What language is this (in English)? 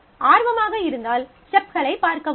Tamil